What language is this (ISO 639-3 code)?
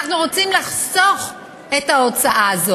heb